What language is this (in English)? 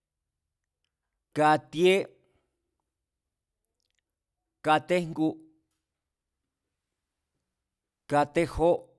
Mazatlán Mazatec